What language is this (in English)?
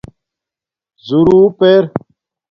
Domaaki